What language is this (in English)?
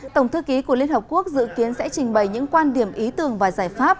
Vietnamese